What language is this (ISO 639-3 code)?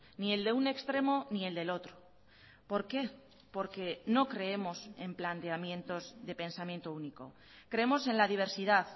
spa